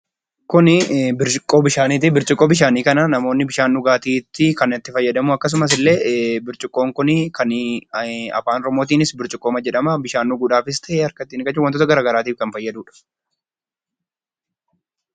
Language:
Oromo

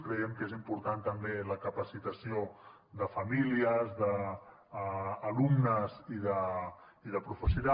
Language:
Catalan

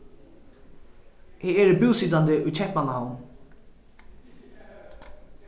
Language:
Faroese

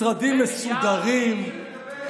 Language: Hebrew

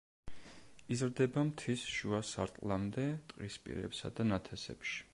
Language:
Georgian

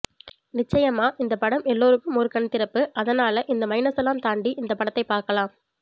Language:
Tamil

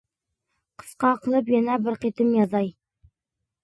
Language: Uyghur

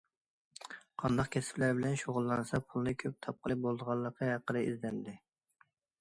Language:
Uyghur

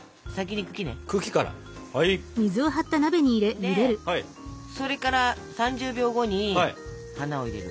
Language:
Japanese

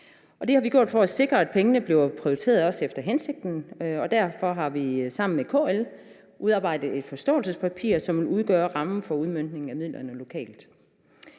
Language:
Danish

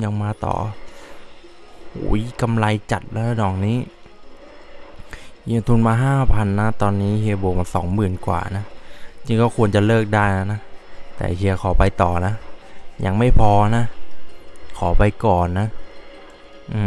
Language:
Thai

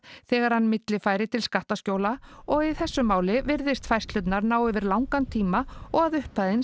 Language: Icelandic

